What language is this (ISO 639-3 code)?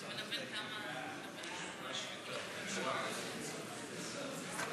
heb